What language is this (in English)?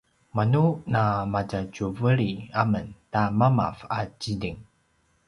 Paiwan